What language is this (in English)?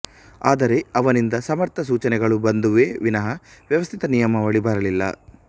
Kannada